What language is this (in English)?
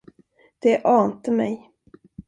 Swedish